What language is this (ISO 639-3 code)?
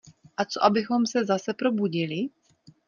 ces